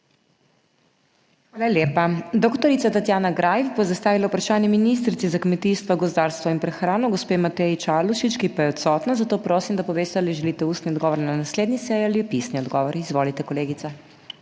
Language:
Slovenian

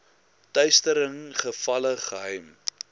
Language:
Afrikaans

